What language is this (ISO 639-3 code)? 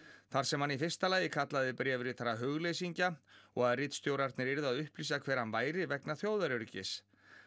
isl